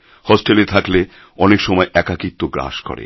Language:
Bangla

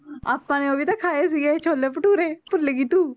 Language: Punjabi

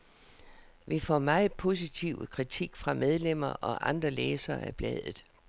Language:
Danish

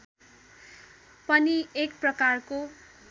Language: Nepali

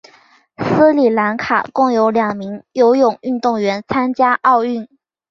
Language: Chinese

